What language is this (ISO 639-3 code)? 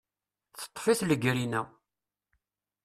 kab